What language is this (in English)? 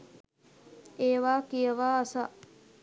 Sinhala